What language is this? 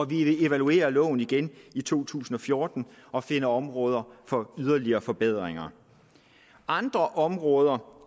Danish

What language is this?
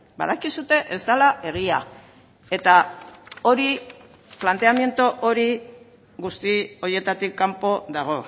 Basque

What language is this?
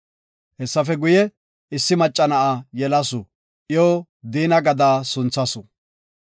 Gofa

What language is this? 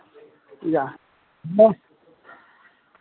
Maithili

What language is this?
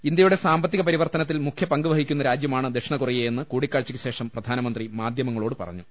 Malayalam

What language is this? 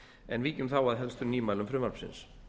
Icelandic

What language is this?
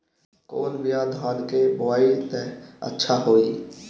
Bhojpuri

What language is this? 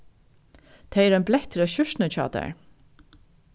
Faroese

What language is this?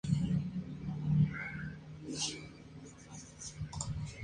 Spanish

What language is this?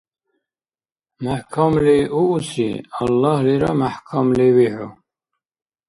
Dargwa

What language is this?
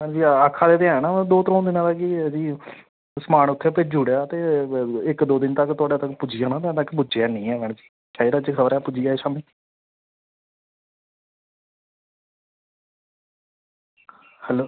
Dogri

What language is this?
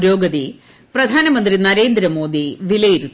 Malayalam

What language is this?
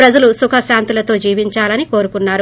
Telugu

